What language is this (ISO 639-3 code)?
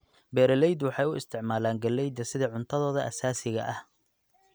som